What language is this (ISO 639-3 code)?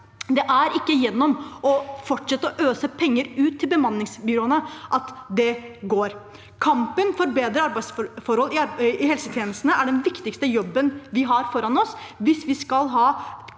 nor